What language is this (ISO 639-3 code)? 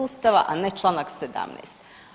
hrv